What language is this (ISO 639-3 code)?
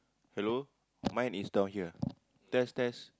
eng